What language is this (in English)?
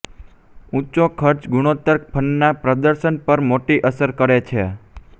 Gujarati